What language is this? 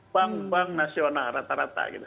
Indonesian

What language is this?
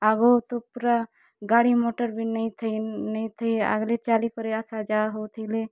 Odia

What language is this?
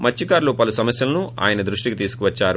Telugu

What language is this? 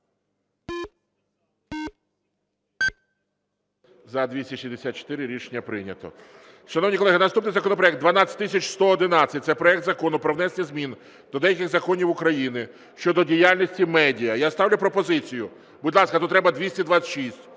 Ukrainian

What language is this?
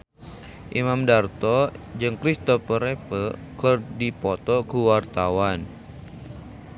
Sundanese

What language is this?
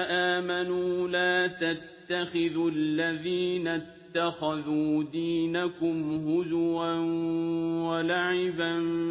Arabic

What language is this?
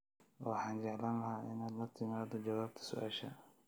Somali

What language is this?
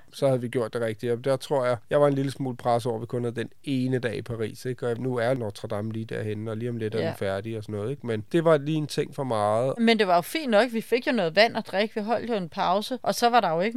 Danish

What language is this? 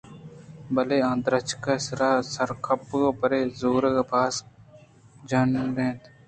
Eastern Balochi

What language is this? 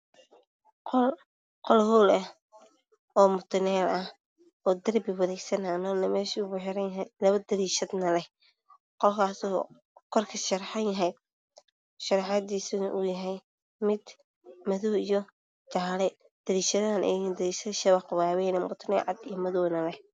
Somali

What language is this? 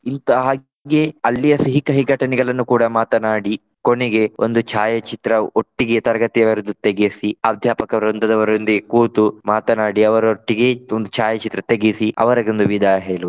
Kannada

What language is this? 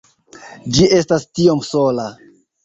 Esperanto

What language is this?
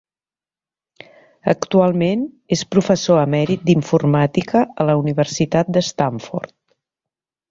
Catalan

